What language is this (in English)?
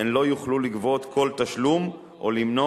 Hebrew